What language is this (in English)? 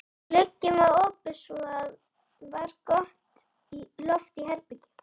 Icelandic